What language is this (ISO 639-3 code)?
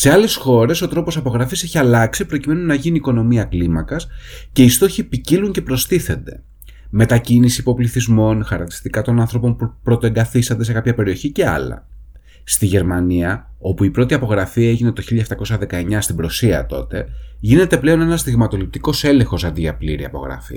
ell